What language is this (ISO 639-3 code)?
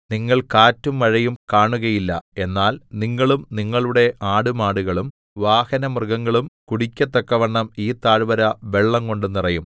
mal